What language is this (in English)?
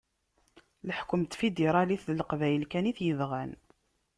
Kabyle